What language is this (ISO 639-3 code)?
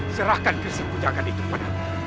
ind